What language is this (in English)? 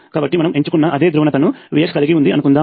Telugu